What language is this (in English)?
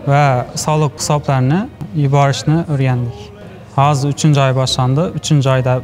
Turkish